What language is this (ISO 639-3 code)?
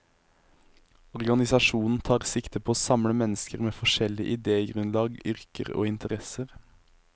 nor